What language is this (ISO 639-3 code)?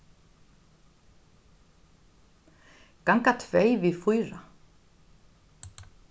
fao